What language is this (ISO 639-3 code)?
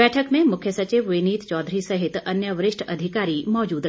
hin